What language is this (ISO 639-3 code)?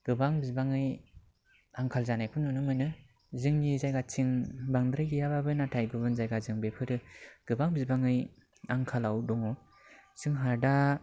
brx